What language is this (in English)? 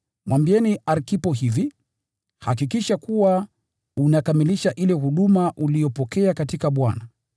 Swahili